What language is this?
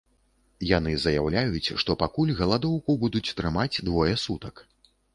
Belarusian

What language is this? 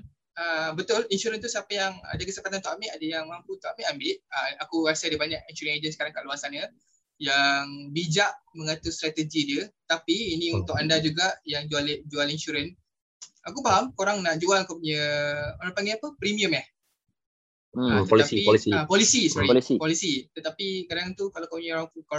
Malay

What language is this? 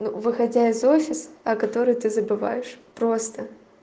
Russian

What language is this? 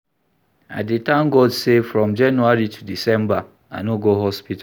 Nigerian Pidgin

